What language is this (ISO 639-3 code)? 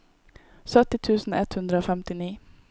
nor